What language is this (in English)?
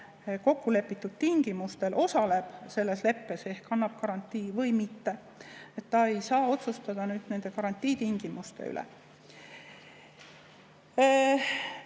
Estonian